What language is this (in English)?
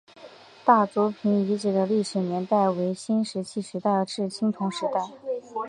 Chinese